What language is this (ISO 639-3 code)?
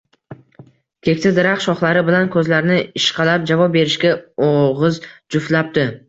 uzb